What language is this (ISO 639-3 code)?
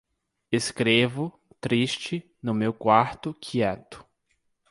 por